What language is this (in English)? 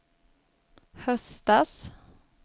Swedish